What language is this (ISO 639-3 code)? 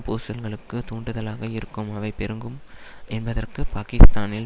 tam